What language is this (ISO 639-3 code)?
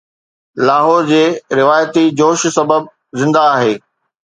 snd